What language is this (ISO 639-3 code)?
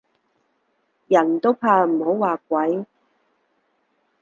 yue